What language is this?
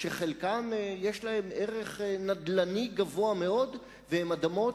Hebrew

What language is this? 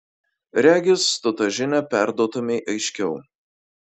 Lithuanian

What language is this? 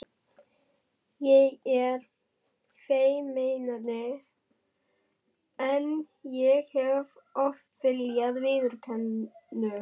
Icelandic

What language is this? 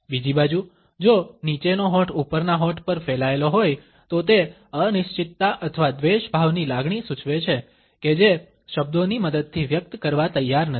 Gujarati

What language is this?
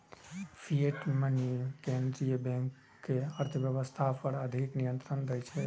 Maithili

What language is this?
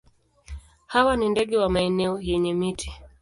Swahili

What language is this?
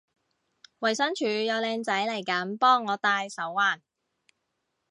Cantonese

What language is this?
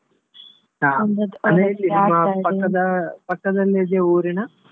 Kannada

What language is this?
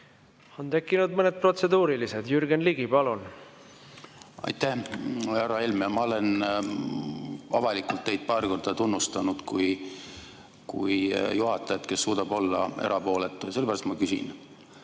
Estonian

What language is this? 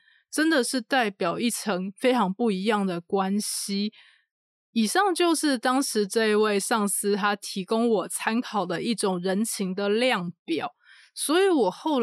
Chinese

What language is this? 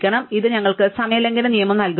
Malayalam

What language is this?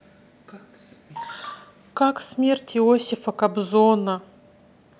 Russian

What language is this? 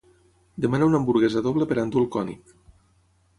Catalan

